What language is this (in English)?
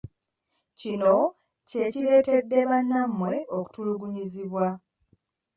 Ganda